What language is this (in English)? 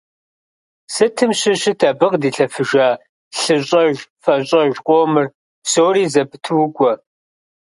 Kabardian